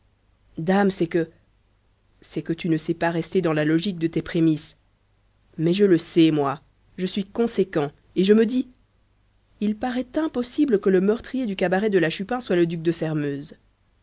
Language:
French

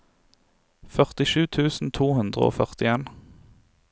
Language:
Norwegian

